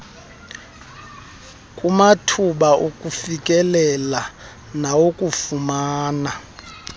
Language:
Xhosa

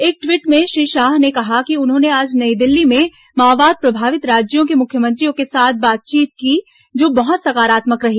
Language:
Hindi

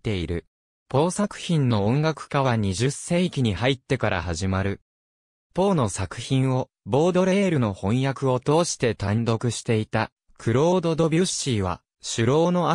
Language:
Japanese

